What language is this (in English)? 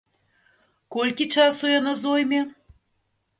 Belarusian